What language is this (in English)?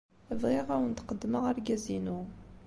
Kabyle